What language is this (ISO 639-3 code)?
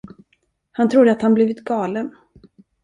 swe